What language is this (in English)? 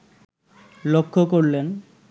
Bangla